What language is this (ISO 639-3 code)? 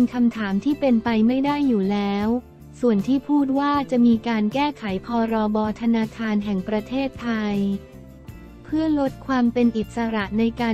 tha